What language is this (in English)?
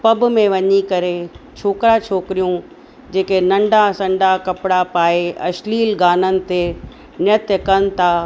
Sindhi